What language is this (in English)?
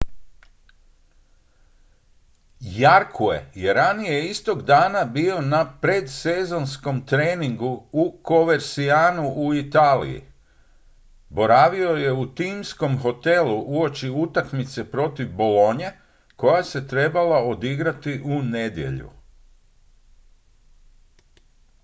Croatian